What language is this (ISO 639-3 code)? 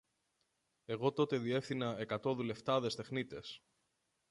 ell